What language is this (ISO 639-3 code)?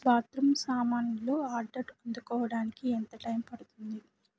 tel